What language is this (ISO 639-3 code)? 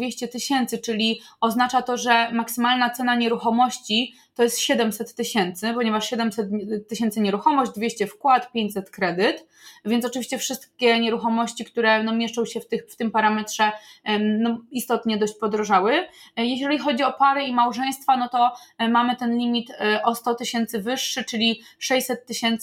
pol